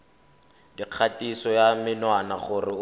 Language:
Tswana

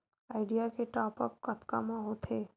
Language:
Chhattisgarhi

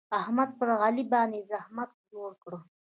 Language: Pashto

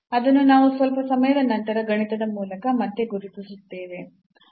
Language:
Kannada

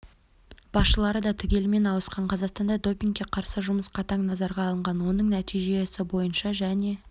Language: Kazakh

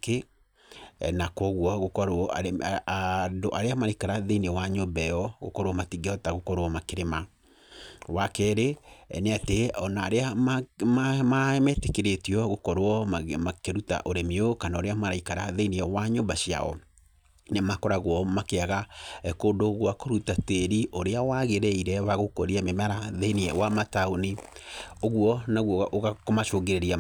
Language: Kikuyu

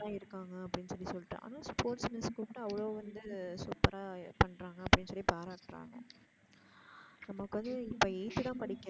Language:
Tamil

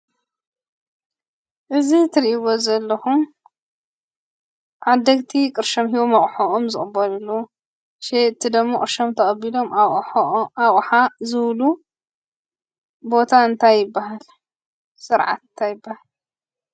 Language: Tigrinya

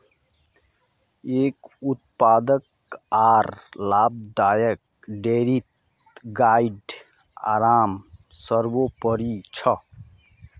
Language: Magahi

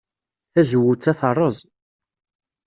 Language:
Kabyle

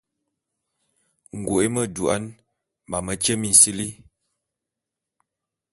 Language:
Bulu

